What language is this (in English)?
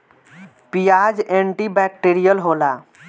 Bhojpuri